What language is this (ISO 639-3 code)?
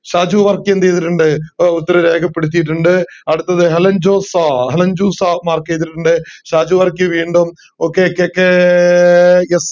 mal